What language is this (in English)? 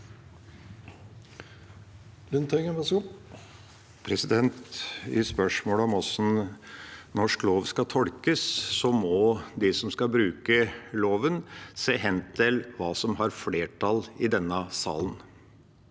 Norwegian